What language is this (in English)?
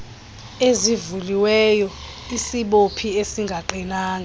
Xhosa